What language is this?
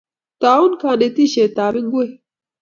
Kalenjin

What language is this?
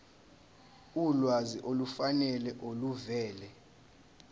Zulu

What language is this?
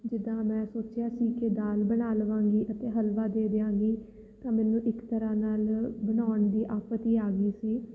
Punjabi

